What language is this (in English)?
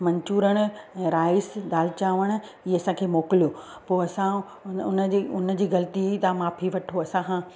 Sindhi